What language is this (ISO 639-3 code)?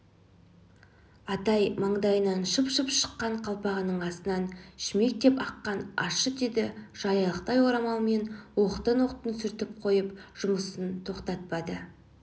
kaz